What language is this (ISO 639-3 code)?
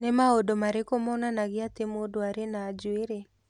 kik